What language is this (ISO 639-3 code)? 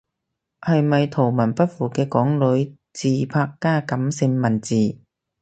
yue